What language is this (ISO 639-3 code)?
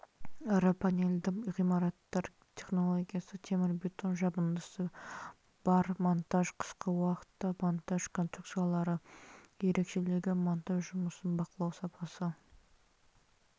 kaz